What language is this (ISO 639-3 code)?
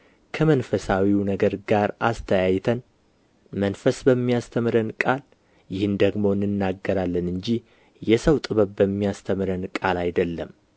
amh